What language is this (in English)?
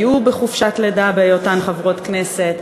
Hebrew